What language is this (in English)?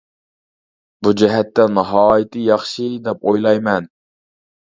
Uyghur